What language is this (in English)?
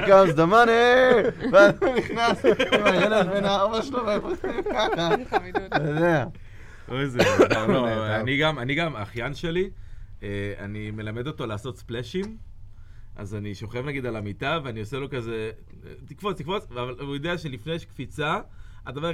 Hebrew